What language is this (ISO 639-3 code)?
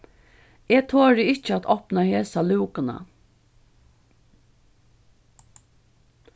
fao